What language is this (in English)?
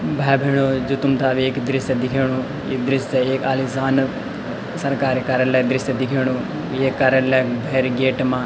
Garhwali